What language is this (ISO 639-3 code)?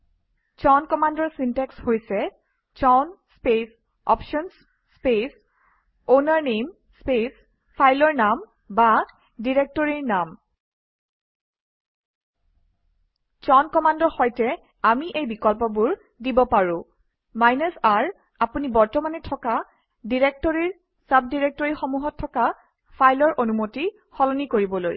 asm